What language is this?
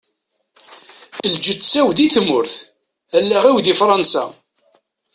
Kabyle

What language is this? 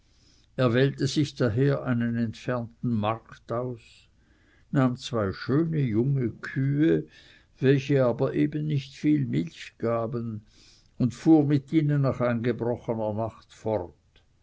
German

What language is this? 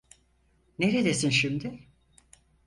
Turkish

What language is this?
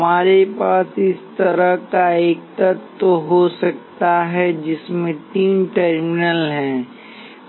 Hindi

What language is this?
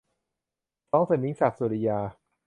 Thai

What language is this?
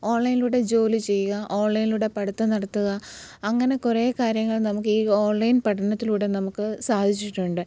Malayalam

